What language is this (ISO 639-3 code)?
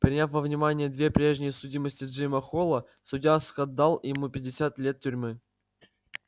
rus